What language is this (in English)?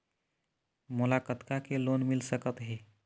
Chhattisgarhi